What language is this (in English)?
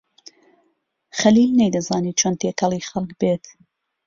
Central Kurdish